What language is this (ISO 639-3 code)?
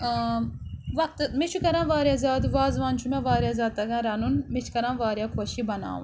kas